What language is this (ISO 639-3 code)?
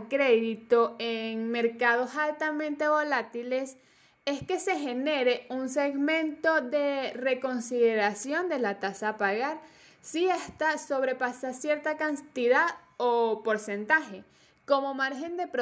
spa